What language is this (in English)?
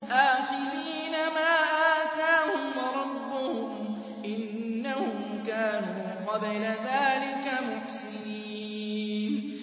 Arabic